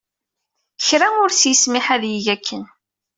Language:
Kabyle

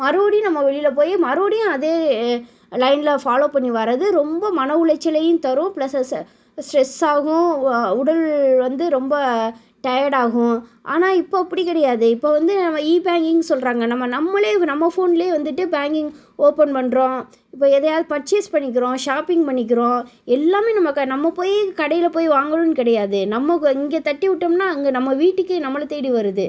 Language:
Tamil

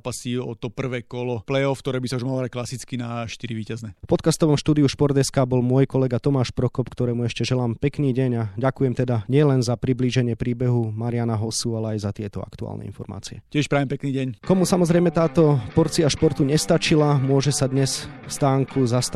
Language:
Slovak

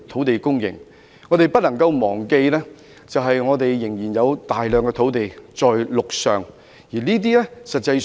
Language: Cantonese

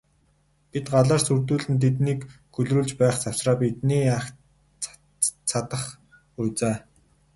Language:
Mongolian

